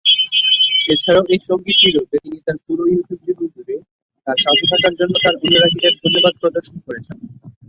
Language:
Bangla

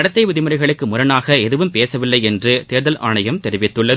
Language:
Tamil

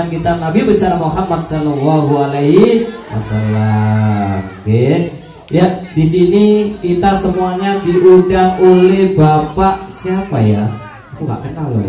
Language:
Indonesian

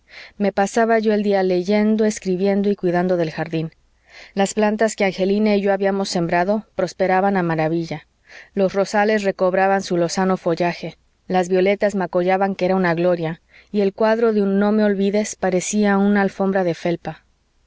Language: Spanish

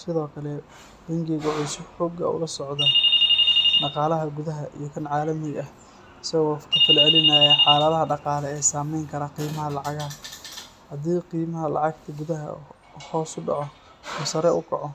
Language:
Somali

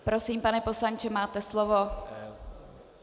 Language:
Czech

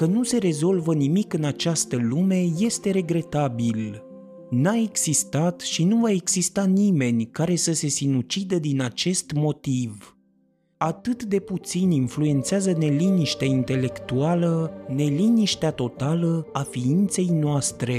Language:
Romanian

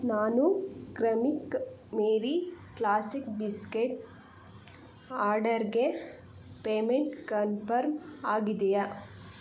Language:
Kannada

